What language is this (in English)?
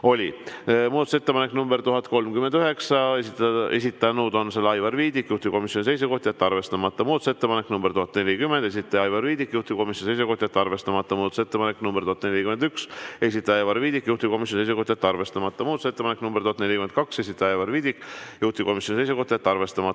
Estonian